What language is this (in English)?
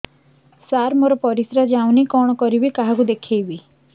Odia